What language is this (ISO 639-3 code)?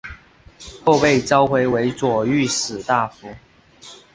zho